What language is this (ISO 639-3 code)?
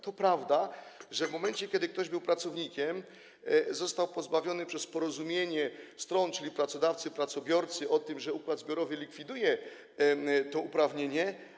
pol